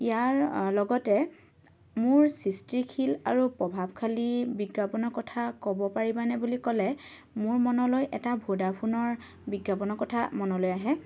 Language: Assamese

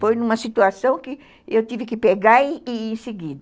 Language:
Portuguese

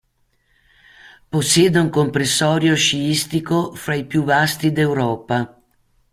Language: Italian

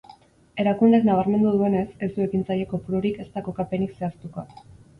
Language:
Basque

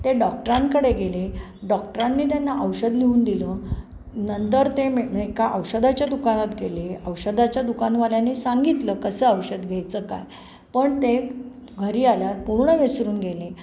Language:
Marathi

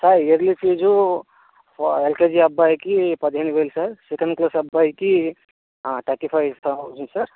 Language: Telugu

